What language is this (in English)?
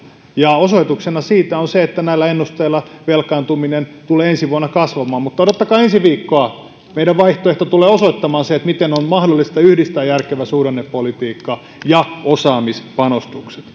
Finnish